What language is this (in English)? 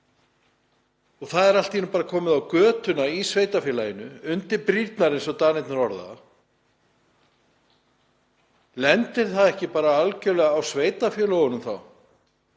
Icelandic